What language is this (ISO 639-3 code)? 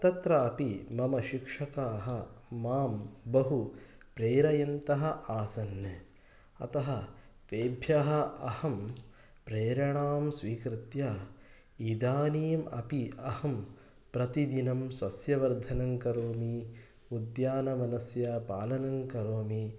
san